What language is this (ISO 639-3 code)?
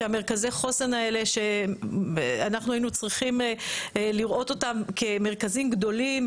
heb